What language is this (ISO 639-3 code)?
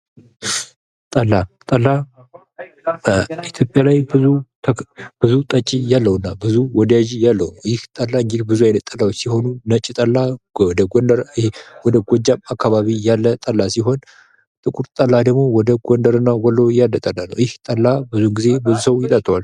amh